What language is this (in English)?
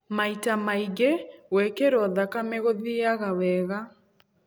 Kikuyu